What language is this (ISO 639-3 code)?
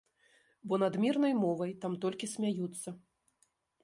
bel